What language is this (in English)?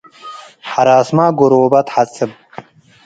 Tigre